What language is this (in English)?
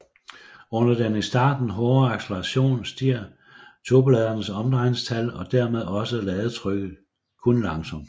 Danish